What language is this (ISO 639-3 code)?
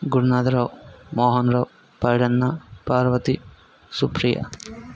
tel